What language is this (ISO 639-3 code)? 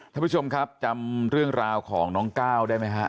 tha